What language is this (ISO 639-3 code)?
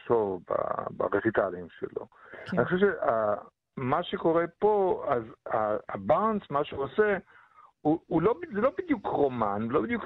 heb